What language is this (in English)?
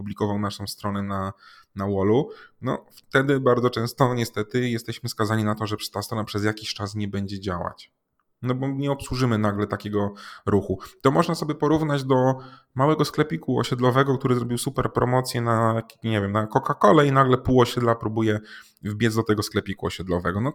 Polish